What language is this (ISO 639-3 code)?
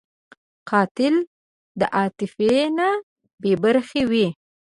pus